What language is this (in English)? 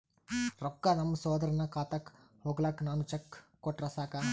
Kannada